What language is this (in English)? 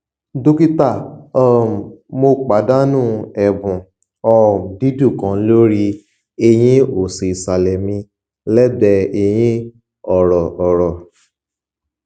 Yoruba